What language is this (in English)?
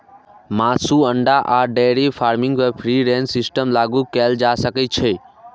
Maithili